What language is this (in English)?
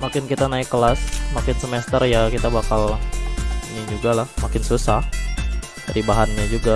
Indonesian